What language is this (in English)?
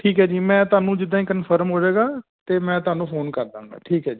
Punjabi